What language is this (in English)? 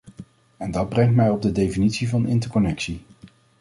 Dutch